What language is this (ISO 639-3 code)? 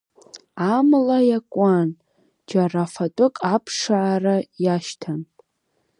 abk